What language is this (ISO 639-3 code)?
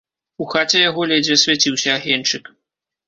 bel